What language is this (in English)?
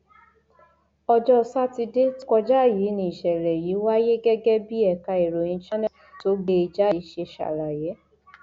Yoruba